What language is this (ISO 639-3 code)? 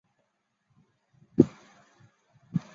zho